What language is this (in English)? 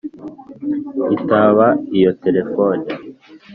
Kinyarwanda